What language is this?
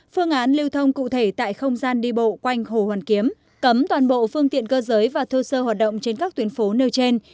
Vietnamese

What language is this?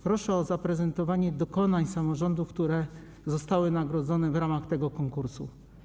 Polish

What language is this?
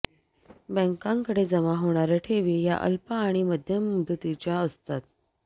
Marathi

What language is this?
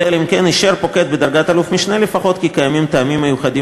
Hebrew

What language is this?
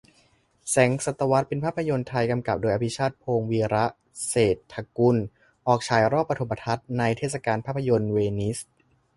Thai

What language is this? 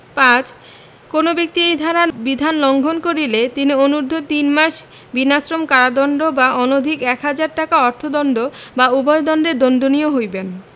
Bangla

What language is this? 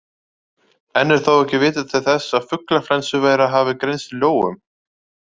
Icelandic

